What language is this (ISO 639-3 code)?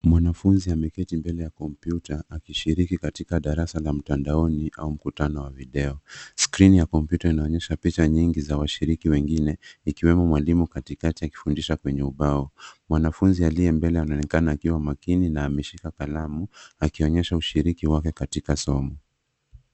swa